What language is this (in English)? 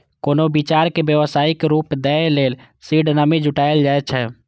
Maithili